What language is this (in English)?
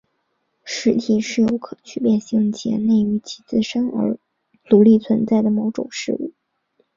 Chinese